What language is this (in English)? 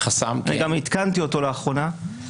Hebrew